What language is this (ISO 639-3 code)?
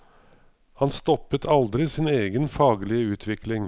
nor